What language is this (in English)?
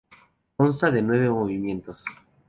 Spanish